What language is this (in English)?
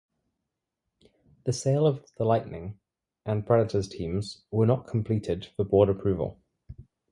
English